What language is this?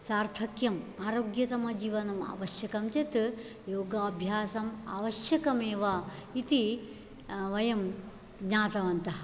Sanskrit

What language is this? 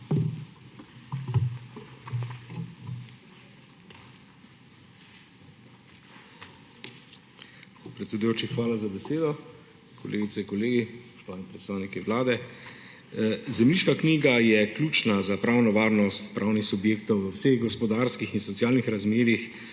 Slovenian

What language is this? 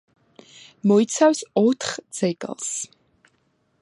Georgian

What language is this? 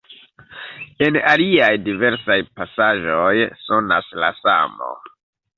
Esperanto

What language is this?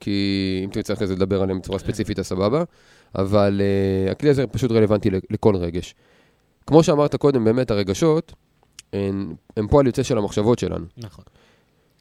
Hebrew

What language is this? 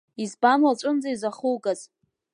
Abkhazian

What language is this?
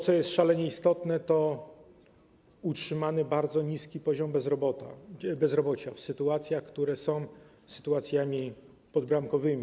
Polish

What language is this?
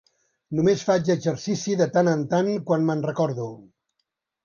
Catalan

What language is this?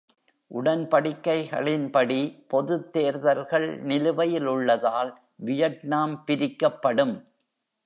Tamil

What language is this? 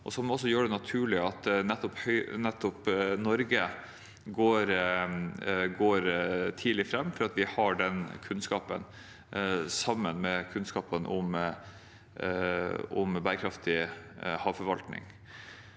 Norwegian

